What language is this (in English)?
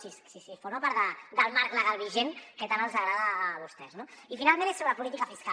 Catalan